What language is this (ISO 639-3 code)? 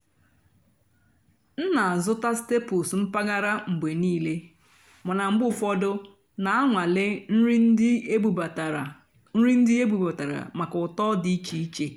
ibo